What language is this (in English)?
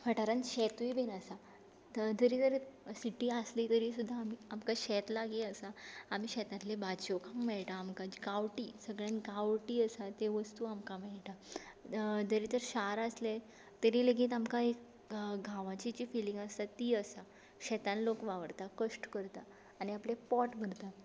Konkani